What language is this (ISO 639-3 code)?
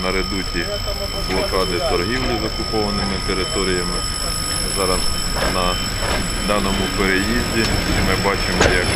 ukr